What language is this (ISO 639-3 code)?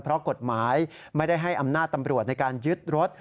tha